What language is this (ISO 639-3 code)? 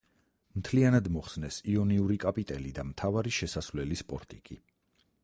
kat